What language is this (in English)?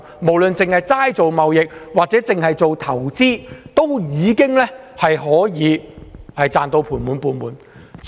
Cantonese